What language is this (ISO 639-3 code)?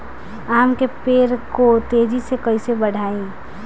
bho